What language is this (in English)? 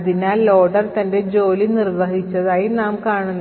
Malayalam